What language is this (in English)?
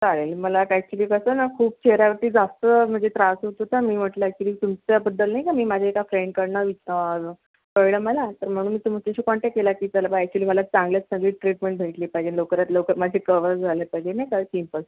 Marathi